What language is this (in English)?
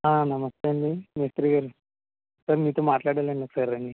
Telugu